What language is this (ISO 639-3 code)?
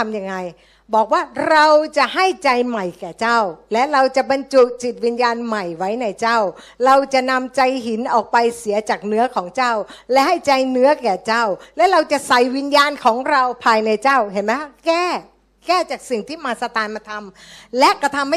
tha